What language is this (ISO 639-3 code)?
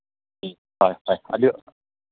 mni